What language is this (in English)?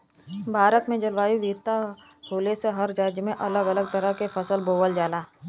Bhojpuri